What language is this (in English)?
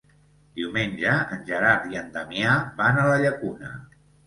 Catalan